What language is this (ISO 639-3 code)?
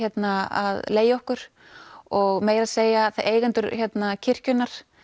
isl